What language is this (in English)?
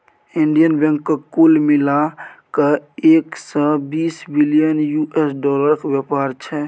Maithili